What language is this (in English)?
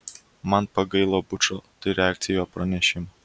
Lithuanian